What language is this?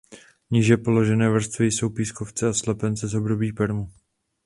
Czech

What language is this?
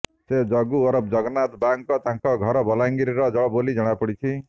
Odia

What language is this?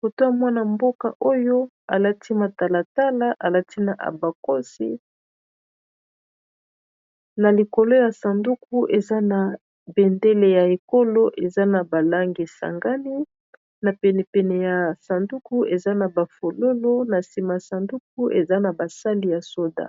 Lingala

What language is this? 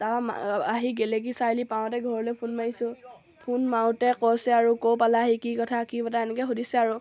Assamese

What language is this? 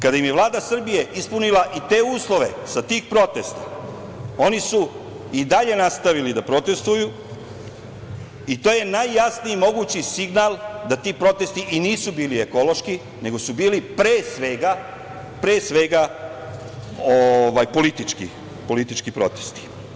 Serbian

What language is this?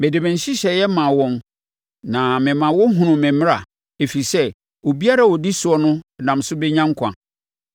Akan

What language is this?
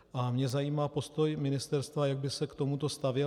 Czech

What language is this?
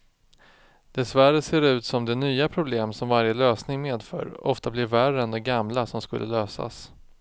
Swedish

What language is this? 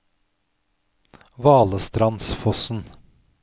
Norwegian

